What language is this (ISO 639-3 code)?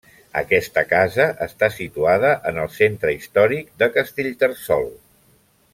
cat